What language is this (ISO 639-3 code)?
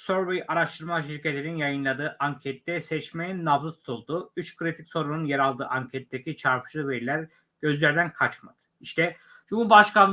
tur